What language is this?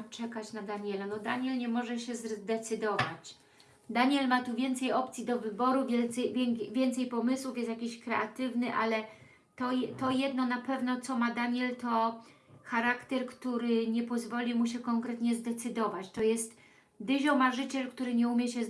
Polish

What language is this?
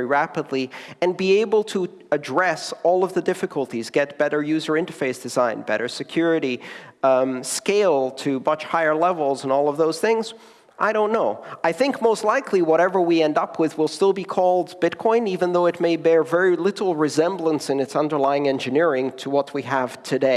English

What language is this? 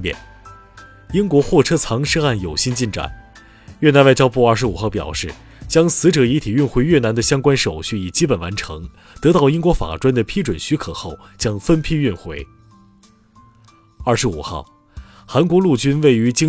Chinese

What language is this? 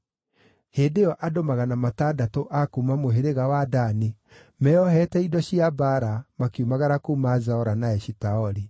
Kikuyu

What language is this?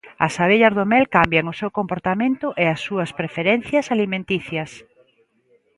Galician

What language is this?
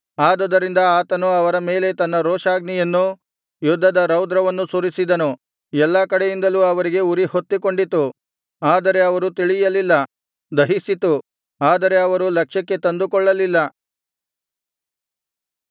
Kannada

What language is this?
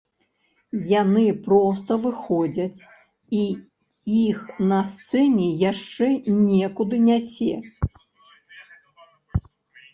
Belarusian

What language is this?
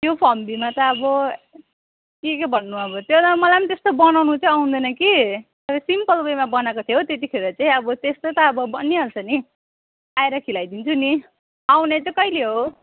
Nepali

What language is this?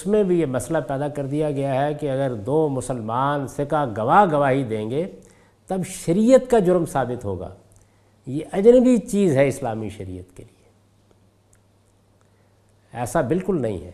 Urdu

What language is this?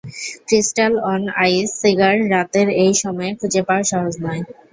Bangla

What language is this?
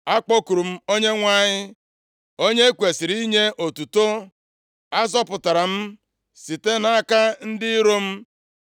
Igbo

